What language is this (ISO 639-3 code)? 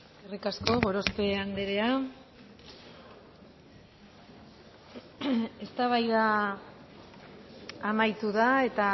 eus